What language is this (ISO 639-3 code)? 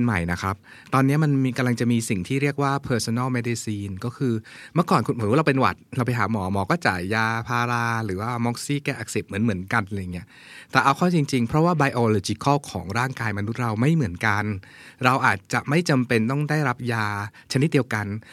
tha